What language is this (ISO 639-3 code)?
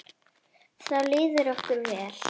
isl